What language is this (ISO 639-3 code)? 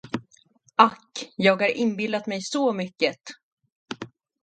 swe